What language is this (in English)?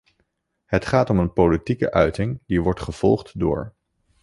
Dutch